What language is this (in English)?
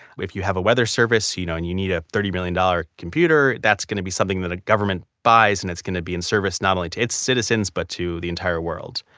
English